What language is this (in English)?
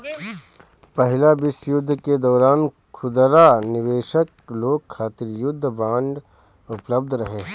Bhojpuri